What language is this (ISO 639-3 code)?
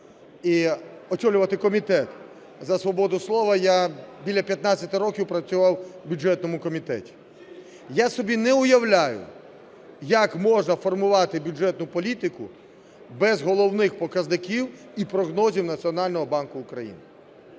ukr